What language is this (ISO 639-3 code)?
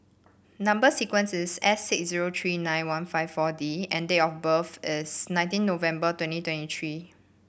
eng